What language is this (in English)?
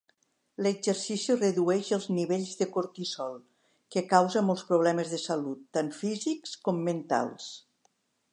Catalan